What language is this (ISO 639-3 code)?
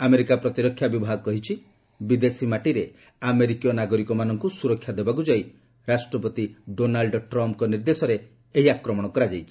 ori